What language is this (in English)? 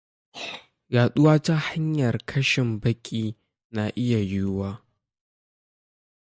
Hausa